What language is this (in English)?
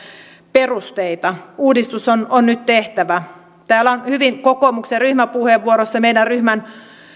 Finnish